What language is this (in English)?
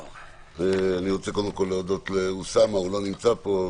Hebrew